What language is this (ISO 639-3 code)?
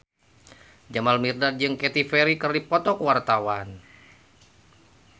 sun